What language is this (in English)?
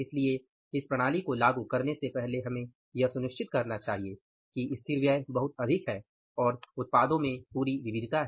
Hindi